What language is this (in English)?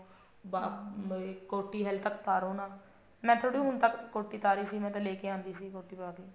Punjabi